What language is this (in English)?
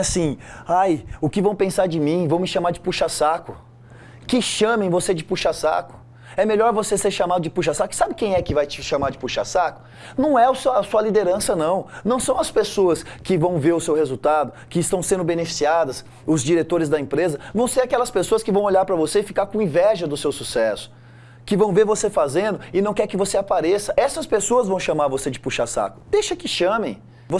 Portuguese